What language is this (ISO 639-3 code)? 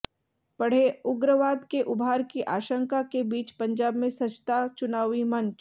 hin